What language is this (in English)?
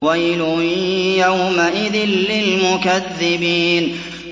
Arabic